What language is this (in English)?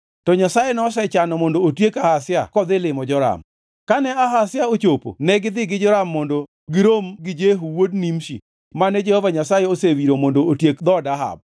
Luo (Kenya and Tanzania)